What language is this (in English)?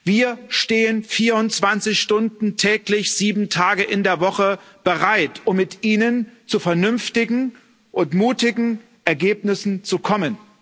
German